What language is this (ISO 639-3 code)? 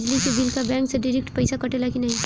bho